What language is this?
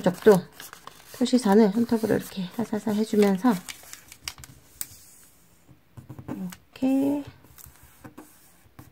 Korean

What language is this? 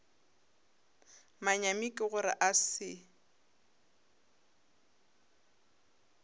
Northern Sotho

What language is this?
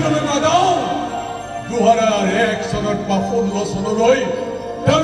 Korean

